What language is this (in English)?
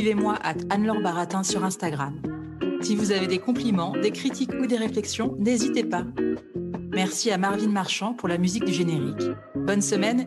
French